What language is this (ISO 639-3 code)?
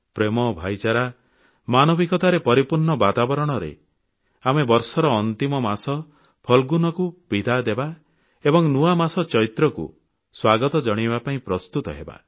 ori